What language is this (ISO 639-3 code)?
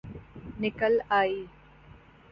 urd